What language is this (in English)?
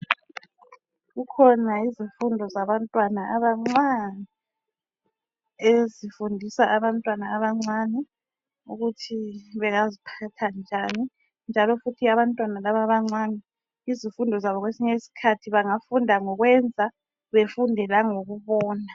North Ndebele